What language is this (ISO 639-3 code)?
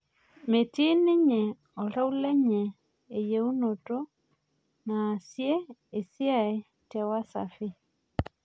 mas